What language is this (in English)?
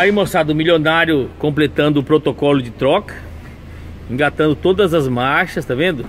Portuguese